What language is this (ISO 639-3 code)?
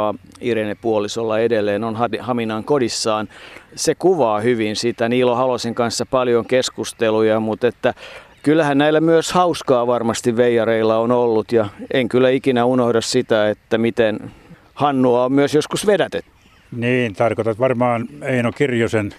fin